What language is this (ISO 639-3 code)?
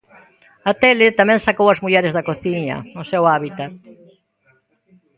glg